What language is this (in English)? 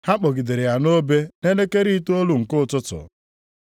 Igbo